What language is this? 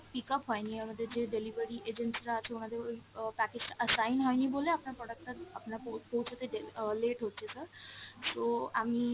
Bangla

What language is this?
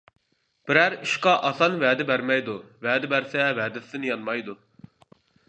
Uyghur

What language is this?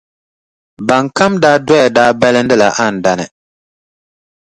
Dagbani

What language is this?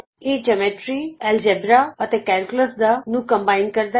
Punjabi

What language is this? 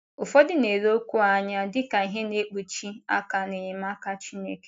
Igbo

